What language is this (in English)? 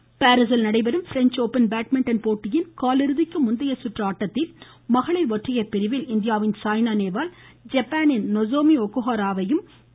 Tamil